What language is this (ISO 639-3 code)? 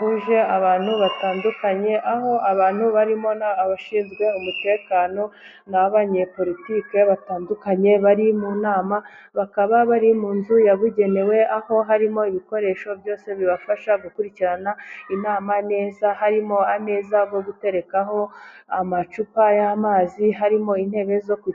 kin